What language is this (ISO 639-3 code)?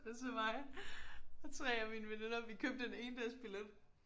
dan